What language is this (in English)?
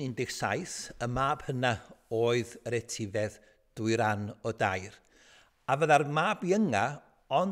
Dutch